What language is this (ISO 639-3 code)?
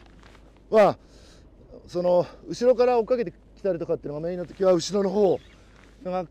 jpn